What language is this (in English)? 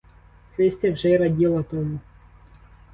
Ukrainian